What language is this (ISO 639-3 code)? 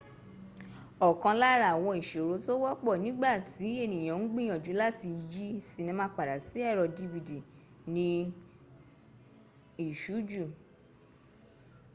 yor